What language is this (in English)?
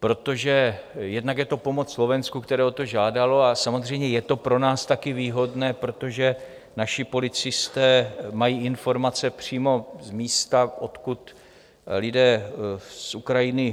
Czech